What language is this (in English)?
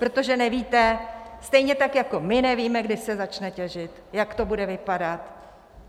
Czech